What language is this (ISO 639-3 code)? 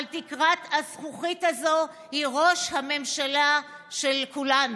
heb